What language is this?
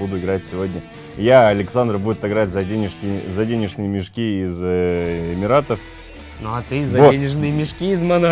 Russian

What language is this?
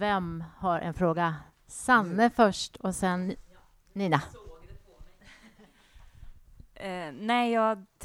Swedish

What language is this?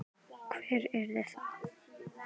Icelandic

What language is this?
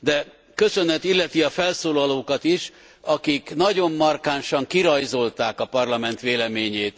Hungarian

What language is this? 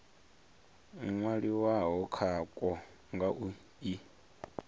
Venda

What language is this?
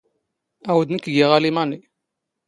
Standard Moroccan Tamazight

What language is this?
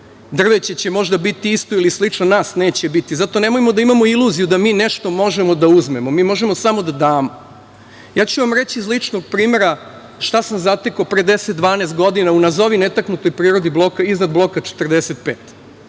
Serbian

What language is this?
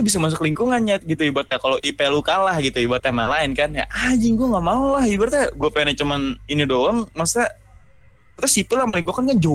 Indonesian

